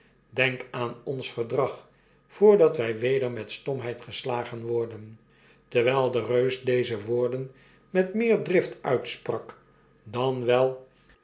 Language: Dutch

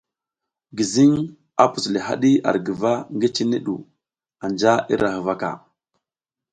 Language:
South Giziga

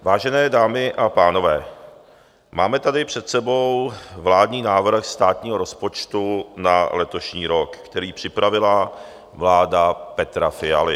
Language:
Czech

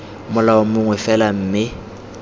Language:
Tswana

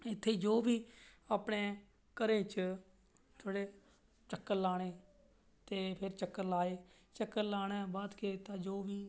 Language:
Dogri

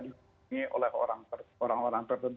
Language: Indonesian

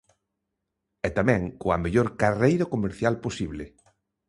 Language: Galician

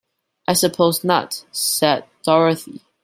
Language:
English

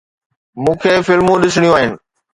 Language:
Sindhi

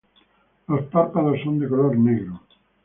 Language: Spanish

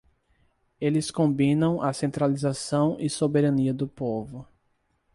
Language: Portuguese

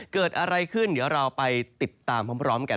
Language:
Thai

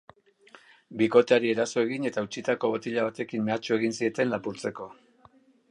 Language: Basque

